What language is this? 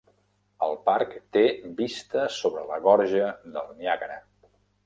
Catalan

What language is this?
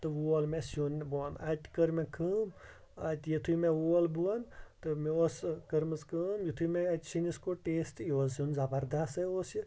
Kashmiri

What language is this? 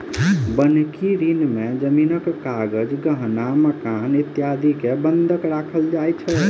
Maithili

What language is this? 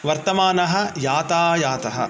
Sanskrit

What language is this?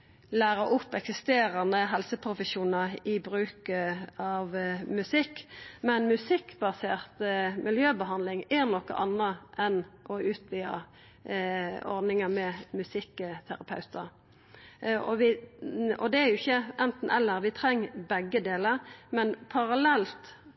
Norwegian Nynorsk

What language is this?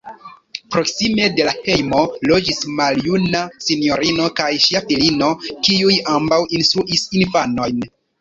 Esperanto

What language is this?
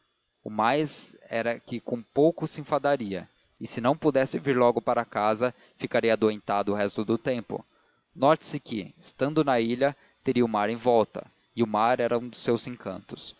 Portuguese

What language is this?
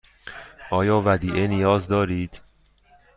Persian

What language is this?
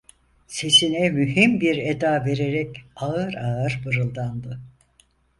Turkish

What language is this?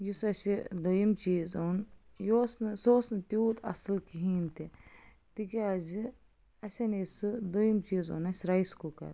Kashmiri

